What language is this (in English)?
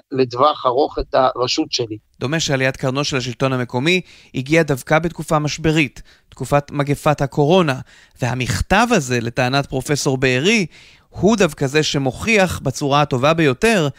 Hebrew